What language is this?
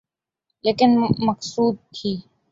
Urdu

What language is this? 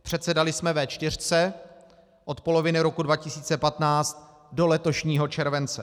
Czech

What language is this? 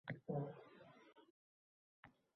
Uzbek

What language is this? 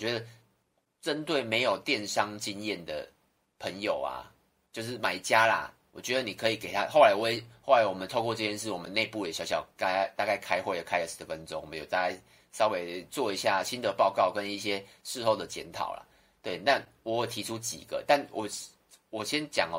Chinese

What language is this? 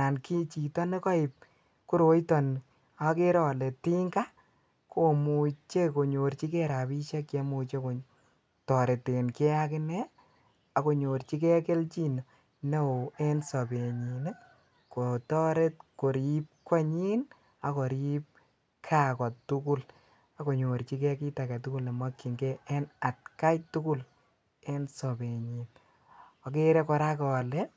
Kalenjin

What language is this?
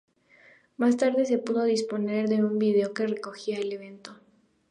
Spanish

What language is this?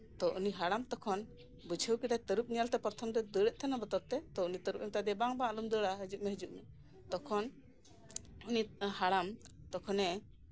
Santali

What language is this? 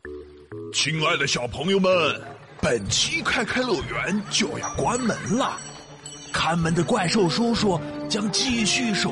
Chinese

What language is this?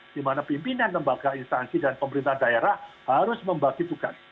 Indonesian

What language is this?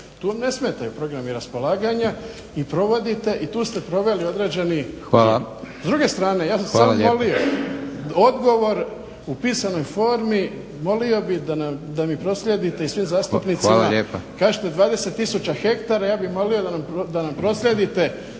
Croatian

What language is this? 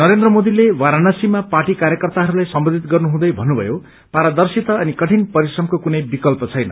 Nepali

